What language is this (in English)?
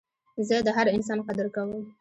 Pashto